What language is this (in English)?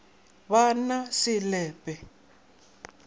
Northern Sotho